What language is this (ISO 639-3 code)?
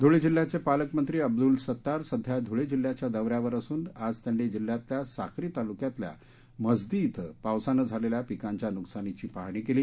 mar